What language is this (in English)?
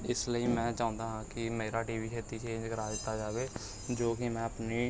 Punjabi